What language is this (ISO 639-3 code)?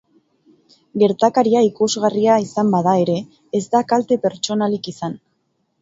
eus